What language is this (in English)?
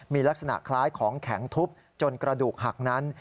Thai